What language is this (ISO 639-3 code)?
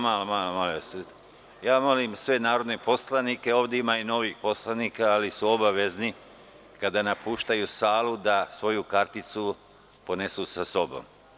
srp